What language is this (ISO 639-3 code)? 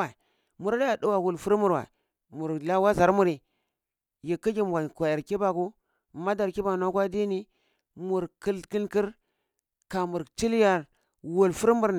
ckl